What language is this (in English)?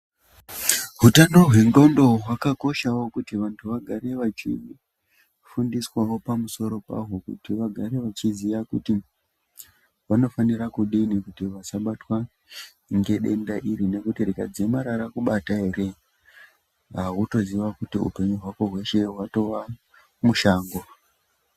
Ndau